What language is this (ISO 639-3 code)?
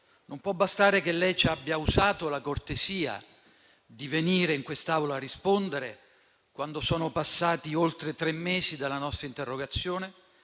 ita